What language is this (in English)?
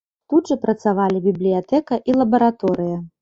Belarusian